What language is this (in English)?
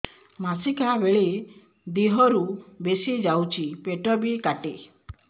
Odia